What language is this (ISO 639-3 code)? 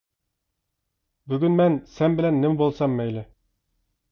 uig